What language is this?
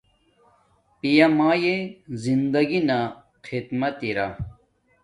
Domaaki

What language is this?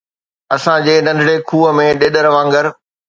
Sindhi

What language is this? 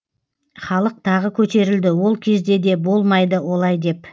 Kazakh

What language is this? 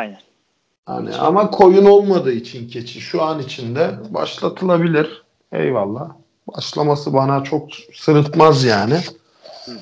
Turkish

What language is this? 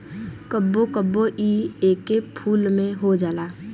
Bhojpuri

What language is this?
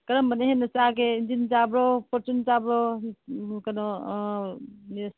Manipuri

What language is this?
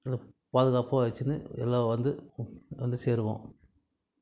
Tamil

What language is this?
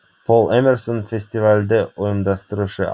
Kazakh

